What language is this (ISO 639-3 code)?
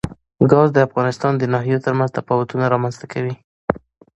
pus